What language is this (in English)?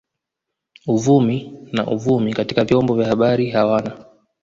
Swahili